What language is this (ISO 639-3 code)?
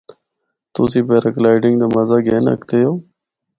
hno